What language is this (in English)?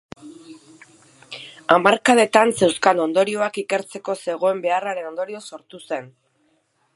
Basque